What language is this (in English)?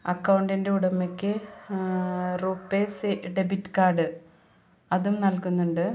Malayalam